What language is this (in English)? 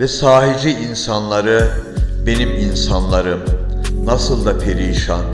Turkish